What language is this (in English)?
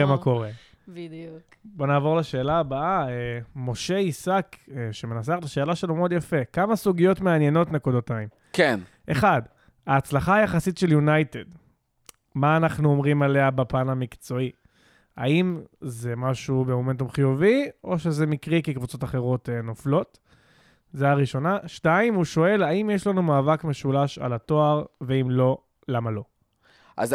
Hebrew